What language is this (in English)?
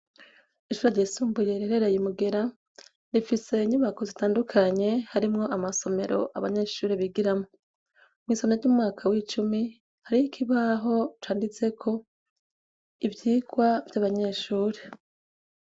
Rundi